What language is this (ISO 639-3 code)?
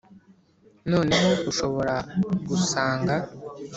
kin